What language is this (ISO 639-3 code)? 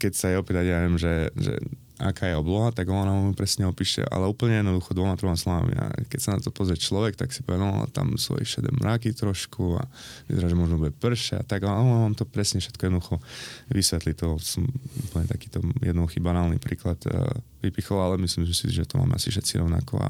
slk